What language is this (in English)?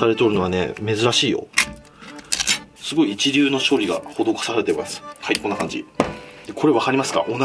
Japanese